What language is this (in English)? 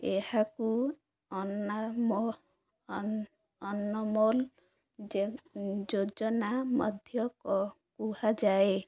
Odia